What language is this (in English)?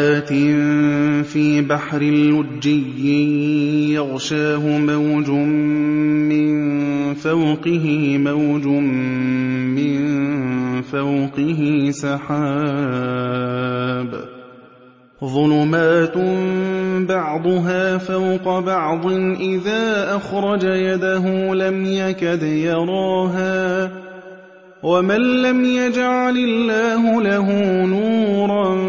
Arabic